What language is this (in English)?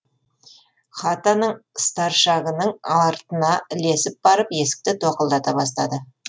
Kazakh